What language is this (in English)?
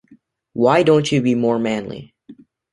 English